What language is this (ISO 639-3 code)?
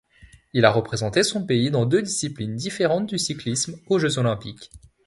fra